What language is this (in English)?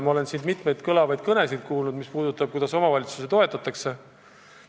Estonian